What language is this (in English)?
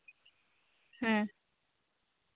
Santali